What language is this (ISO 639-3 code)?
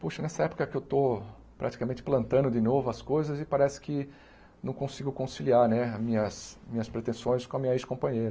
por